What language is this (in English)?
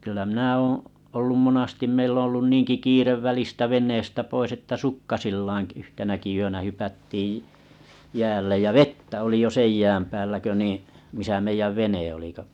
Finnish